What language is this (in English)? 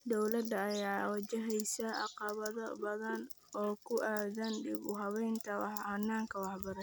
Somali